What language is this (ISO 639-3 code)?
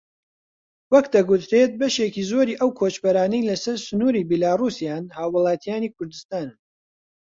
ckb